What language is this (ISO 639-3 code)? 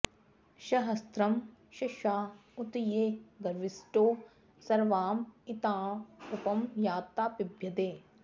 san